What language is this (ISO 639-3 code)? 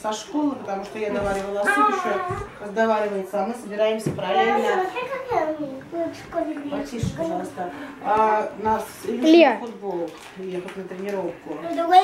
rus